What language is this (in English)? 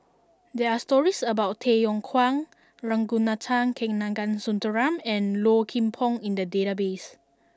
English